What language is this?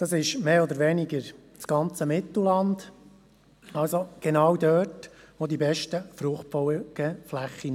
Swiss German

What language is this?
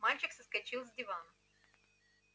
Russian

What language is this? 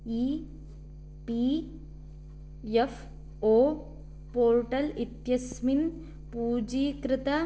Sanskrit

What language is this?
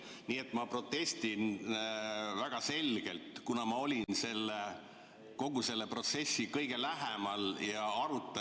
Estonian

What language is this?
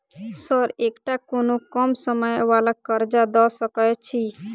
Maithili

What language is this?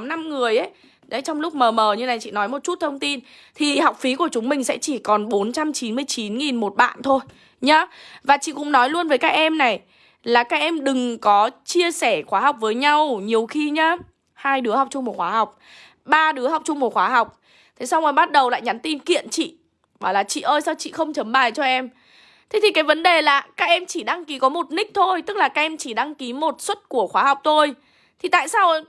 Vietnamese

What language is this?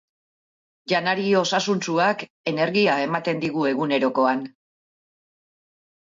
Basque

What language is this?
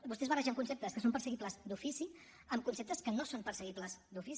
Catalan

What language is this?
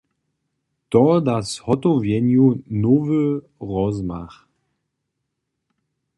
Upper Sorbian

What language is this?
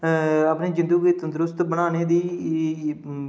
Dogri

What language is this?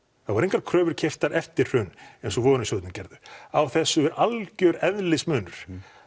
Icelandic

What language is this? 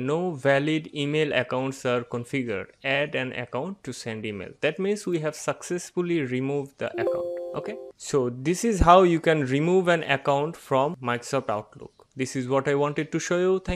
English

